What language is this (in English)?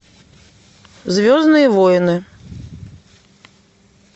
Russian